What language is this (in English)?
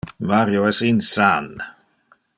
Interlingua